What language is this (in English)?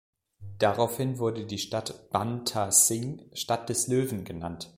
German